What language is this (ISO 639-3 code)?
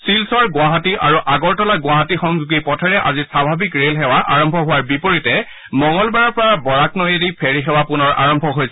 asm